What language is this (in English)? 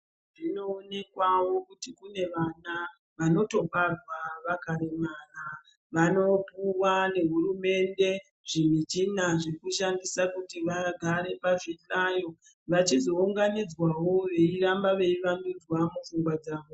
Ndau